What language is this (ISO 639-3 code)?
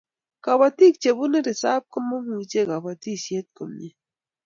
kln